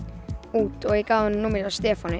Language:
Icelandic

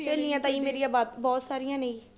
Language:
Punjabi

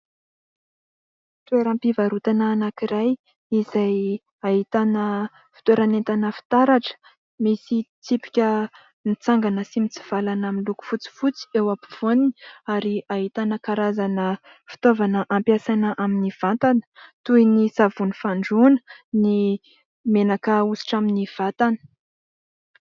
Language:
Malagasy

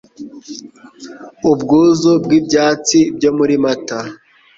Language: Kinyarwanda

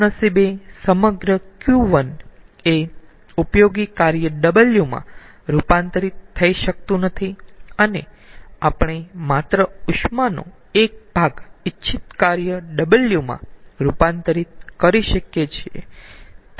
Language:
Gujarati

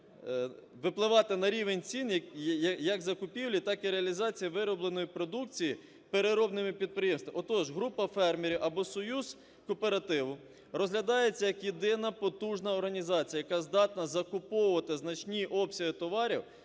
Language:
Ukrainian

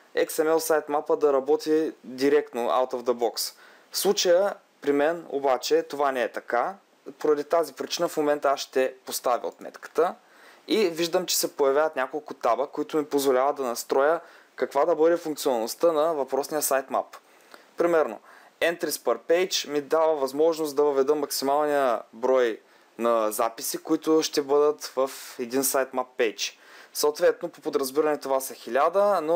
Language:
Bulgarian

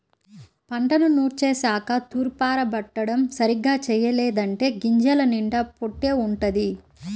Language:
Telugu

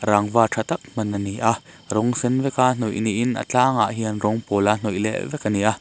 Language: Mizo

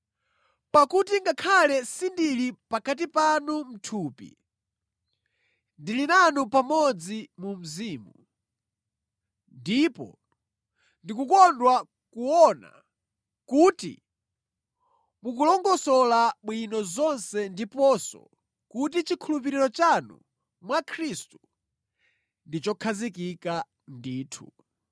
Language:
Nyanja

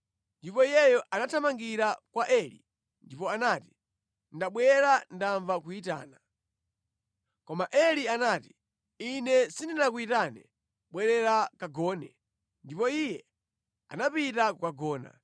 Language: Nyanja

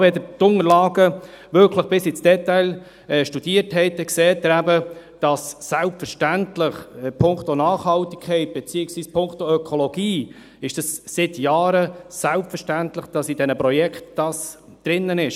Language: Swiss German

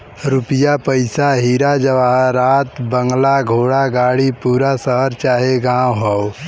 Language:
Bhojpuri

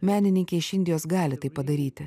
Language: Lithuanian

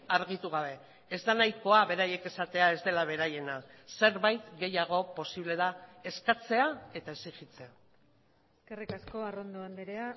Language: Basque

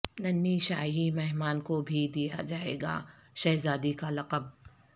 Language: Urdu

